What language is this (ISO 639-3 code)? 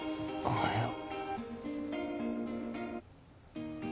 jpn